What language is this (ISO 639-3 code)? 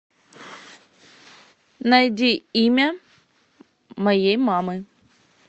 rus